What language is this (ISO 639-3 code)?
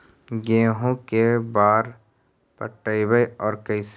mag